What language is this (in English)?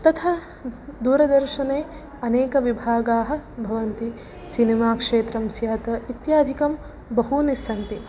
Sanskrit